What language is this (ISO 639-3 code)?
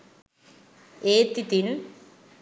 sin